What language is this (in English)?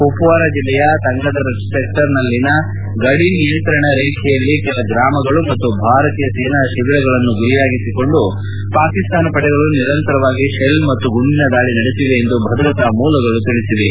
Kannada